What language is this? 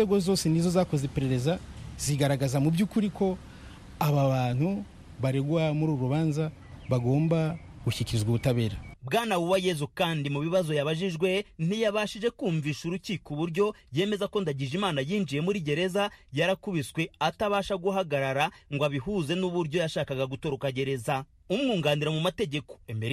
Swahili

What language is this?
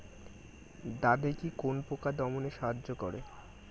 Bangla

